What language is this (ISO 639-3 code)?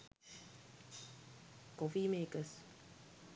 sin